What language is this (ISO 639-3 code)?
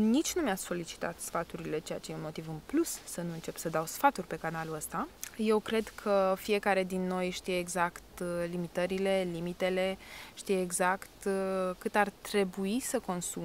ron